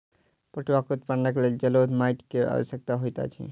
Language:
Maithili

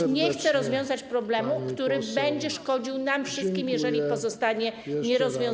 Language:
Polish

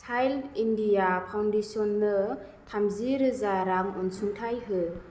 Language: Bodo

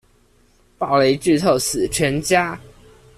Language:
Chinese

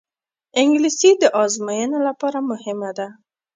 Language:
Pashto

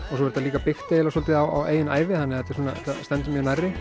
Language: Icelandic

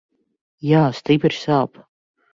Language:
Latvian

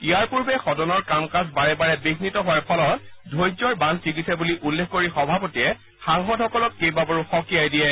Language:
Assamese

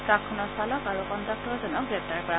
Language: Assamese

